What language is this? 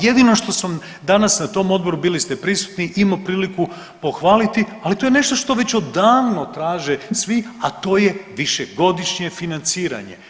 Croatian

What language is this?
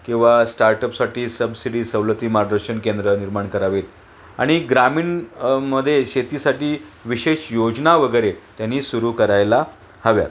Marathi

